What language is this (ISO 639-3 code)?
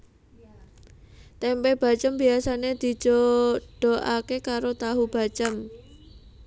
jav